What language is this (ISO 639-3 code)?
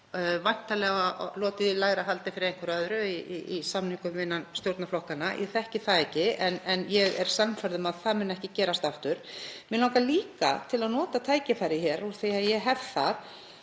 isl